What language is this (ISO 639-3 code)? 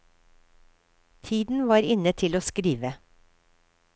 nor